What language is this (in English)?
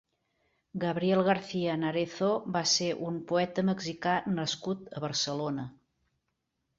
Catalan